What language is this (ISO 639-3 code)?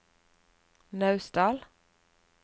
nor